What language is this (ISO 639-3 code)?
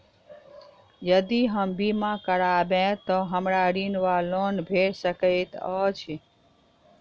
mai